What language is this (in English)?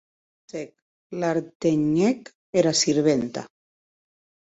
Occitan